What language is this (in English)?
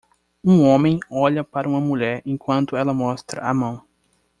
Portuguese